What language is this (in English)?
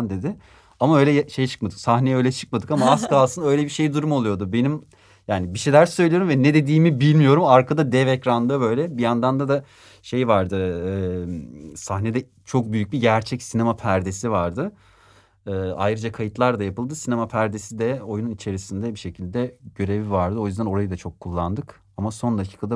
Turkish